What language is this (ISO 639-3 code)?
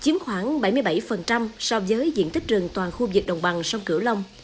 vie